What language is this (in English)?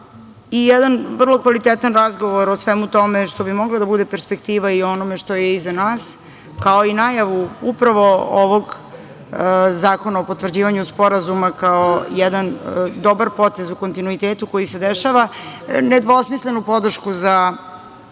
Serbian